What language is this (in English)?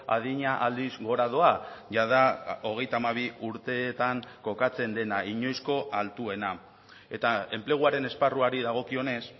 Basque